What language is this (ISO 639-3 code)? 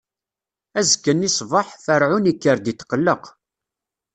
kab